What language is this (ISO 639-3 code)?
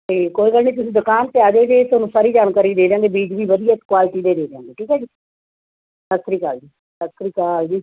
pan